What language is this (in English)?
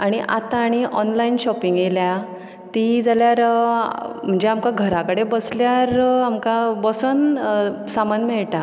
Konkani